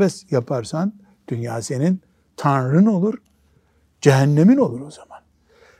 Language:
Turkish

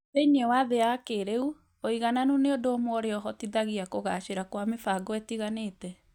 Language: Kikuyu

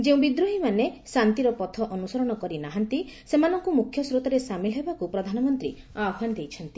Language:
Odia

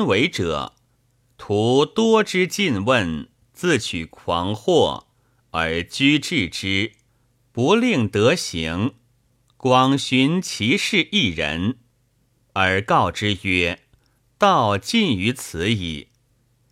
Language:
Chinese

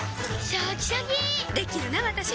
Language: Japanese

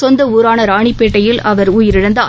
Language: Tamil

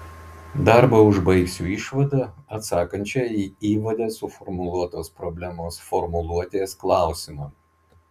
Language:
Lithuanian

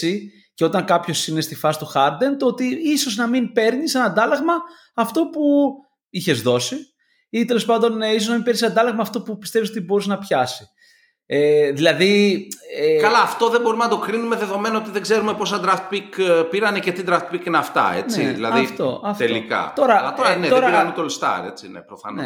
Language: Greek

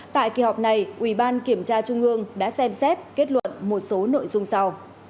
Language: Vietnamese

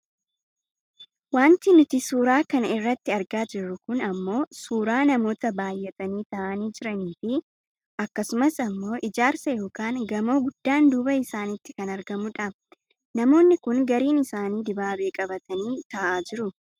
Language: Oromo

